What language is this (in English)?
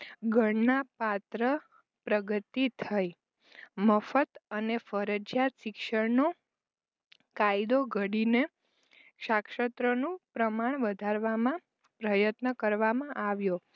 Gujarati